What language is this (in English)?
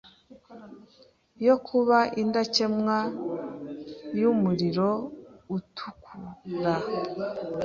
Kinyarwanda